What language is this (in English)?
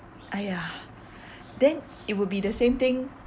English